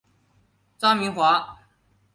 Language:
Chinese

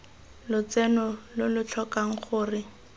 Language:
Tswana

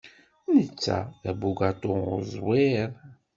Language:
Kabyle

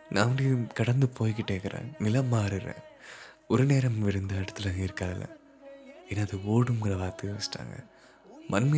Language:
Tamil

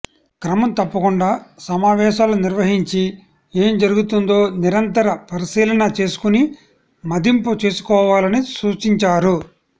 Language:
Telugu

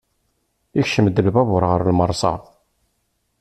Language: Kabyle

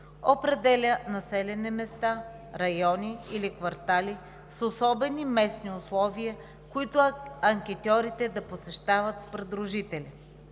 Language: Bulgarian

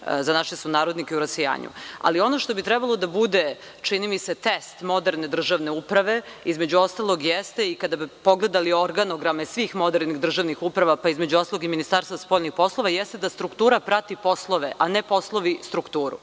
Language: Serbian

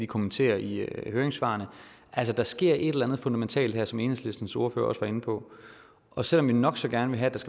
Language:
Danish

